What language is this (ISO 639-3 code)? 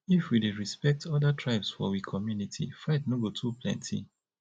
pcm